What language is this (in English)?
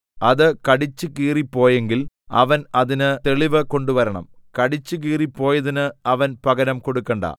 Malayalam